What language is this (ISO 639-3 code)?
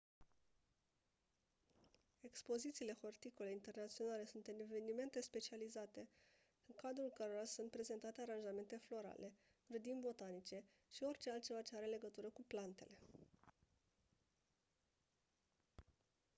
ron